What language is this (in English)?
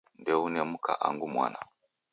Taita